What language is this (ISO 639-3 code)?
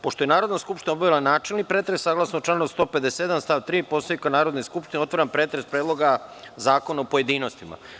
srp